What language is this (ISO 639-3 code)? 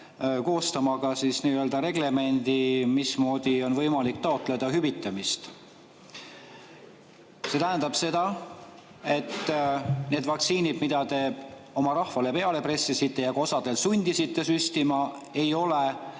est